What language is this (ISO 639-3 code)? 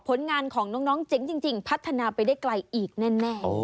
tha